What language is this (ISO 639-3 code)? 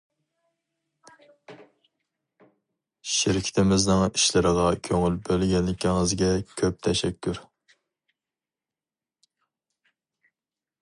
uig